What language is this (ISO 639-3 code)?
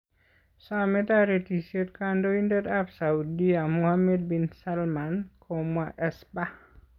kln